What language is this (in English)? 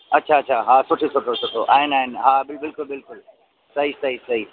Sindhi